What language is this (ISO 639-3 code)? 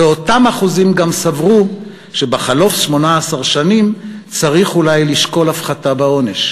heb